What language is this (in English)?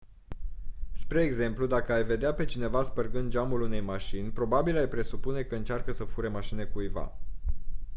Romanian